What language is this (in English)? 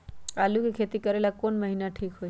Magahi